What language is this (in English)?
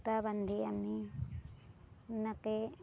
Assamese